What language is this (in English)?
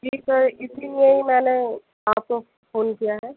Urdu